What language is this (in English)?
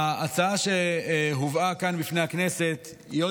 Hebrew